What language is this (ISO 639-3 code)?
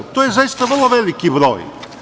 srp